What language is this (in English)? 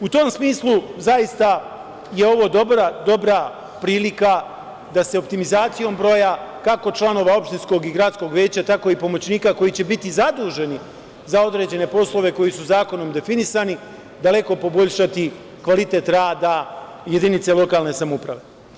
Serbian